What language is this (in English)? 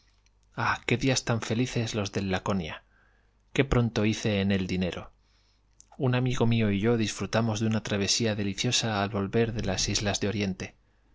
Spanish